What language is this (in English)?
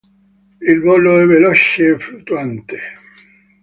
Italian